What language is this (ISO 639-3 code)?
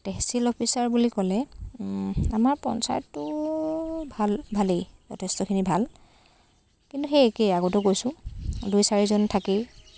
asm